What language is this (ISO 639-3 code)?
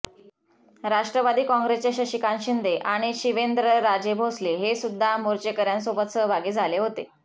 mar